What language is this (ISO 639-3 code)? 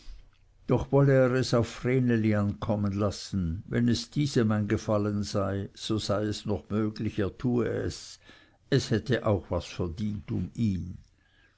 deu